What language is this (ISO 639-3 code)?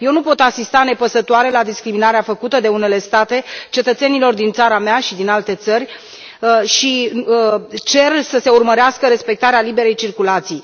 ron